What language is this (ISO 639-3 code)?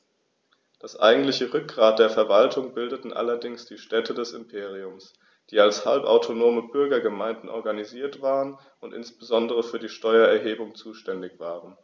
deu